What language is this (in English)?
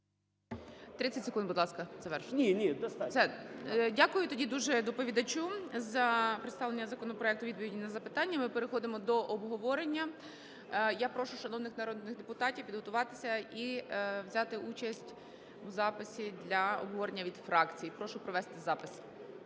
Ukrainian